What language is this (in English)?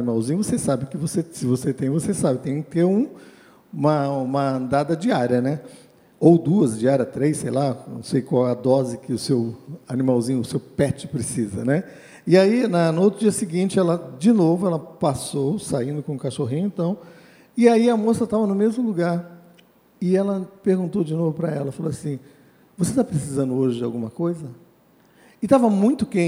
Portuguese